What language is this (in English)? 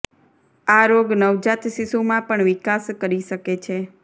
Gujarati